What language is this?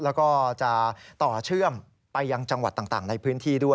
Thai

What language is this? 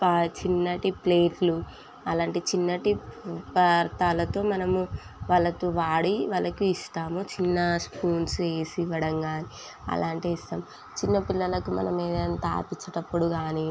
Telugu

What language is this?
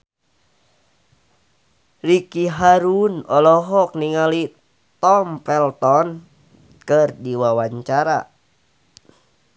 Sundanese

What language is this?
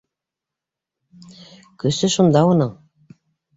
Bashkir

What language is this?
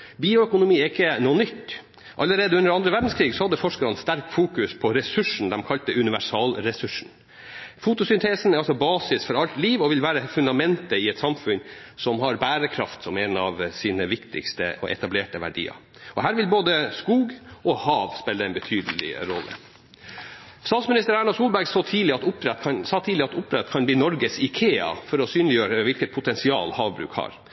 Norwegian Bokmål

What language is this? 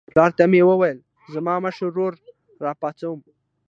Pashto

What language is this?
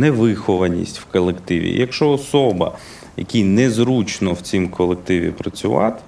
Ukrainian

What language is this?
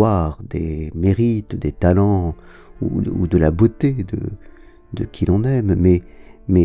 French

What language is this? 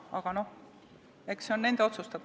Estonian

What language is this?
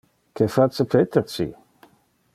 Interlingua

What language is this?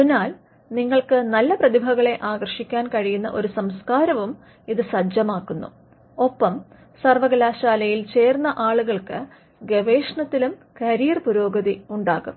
Malayalam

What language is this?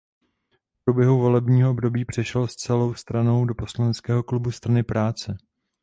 Czech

